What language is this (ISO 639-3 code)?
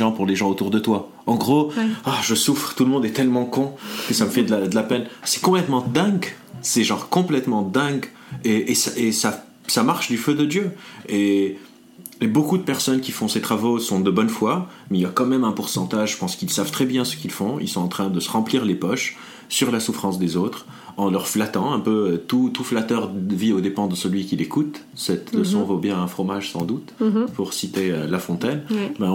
fra